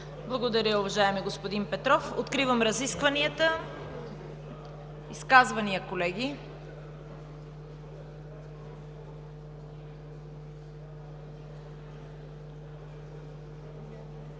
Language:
Bulgarian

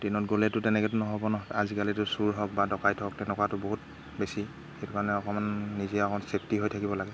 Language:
Assamese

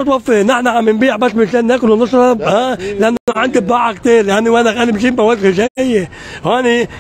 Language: Arabic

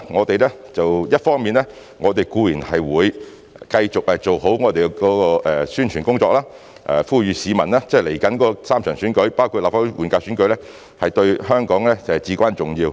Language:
Cantonese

